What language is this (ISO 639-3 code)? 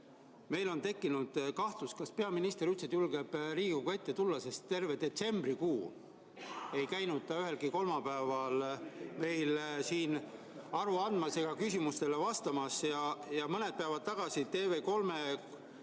est